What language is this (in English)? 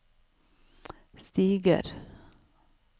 Norwegian